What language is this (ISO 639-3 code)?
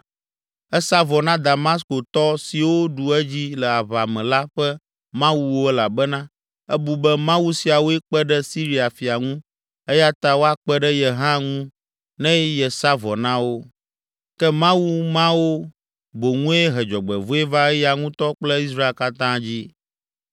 ewe